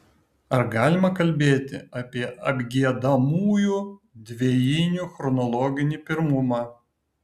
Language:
Lithuanian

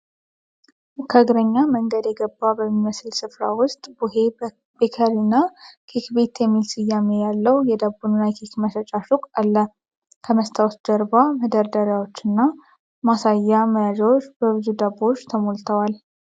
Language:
Amharic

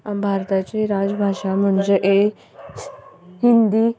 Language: Konkani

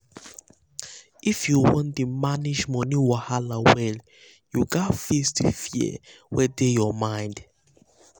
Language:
Nigerian Pidgin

